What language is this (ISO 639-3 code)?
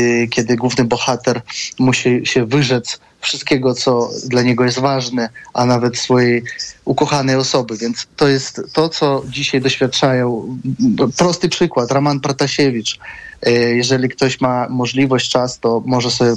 pol